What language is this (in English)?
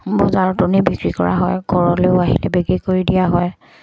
Assamese